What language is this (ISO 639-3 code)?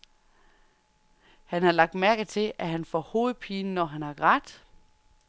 dan